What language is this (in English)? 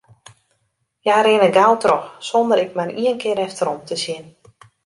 Western Frisian